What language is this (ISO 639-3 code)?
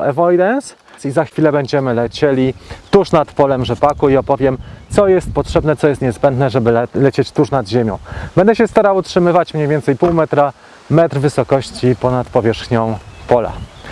pol